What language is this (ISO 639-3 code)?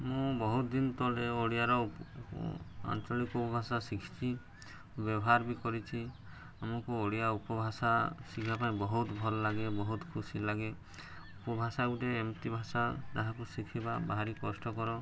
ori